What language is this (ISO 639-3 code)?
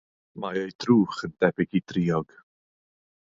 cym